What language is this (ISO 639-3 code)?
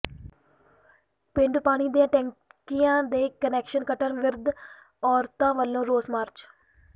pan